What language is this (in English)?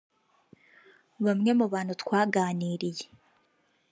Kinyarwanda